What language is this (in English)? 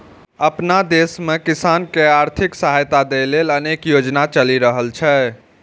Maithili